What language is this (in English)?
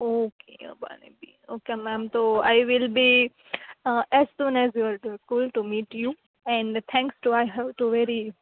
Gujarati